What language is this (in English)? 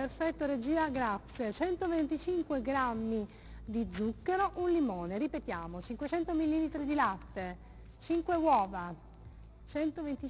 Italian